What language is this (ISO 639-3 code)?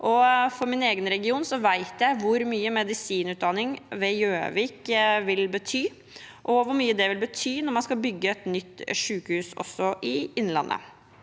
nor